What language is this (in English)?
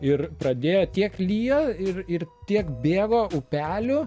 Lithuanian